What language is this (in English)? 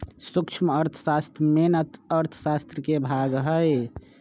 Magahi